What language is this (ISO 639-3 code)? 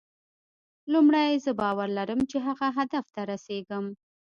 pus